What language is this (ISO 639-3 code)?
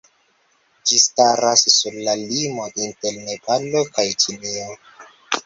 epo